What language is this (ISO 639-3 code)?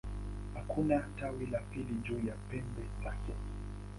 swa